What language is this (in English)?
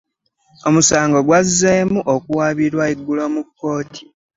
Ganda